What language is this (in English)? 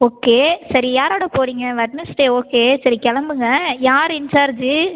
Tamil